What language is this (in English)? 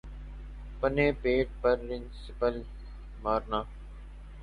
Urdu